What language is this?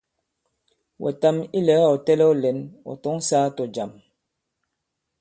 Bankon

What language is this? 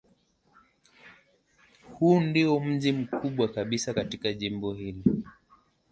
Swahili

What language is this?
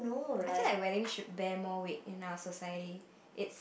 English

